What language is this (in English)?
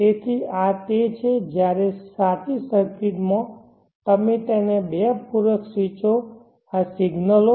Gujarati